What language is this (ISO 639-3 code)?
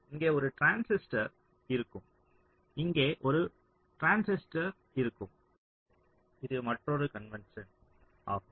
tam